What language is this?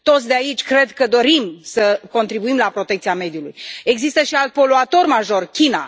Romanian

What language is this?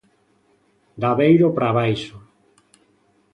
Galician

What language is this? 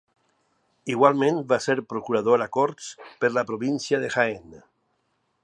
Catalan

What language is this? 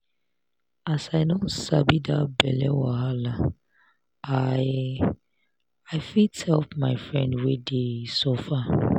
Nigerian Pidgin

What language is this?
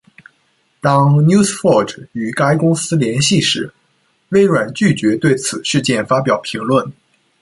Chinese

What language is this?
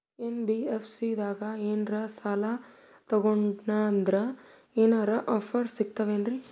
Kannada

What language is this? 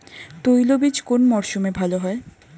Bangla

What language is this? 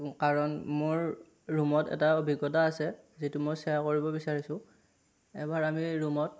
Assamese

